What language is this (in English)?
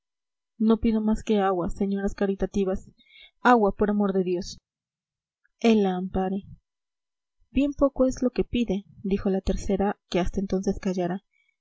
Spanish